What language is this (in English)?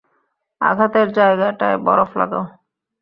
Bangla